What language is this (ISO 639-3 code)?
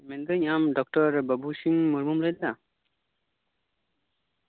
sat